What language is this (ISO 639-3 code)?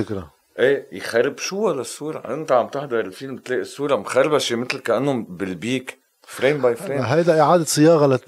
ara